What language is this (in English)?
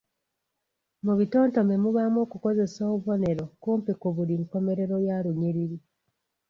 Ganda